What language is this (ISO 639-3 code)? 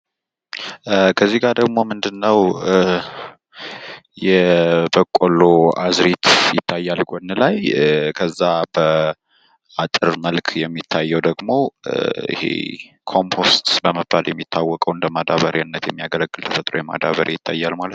amh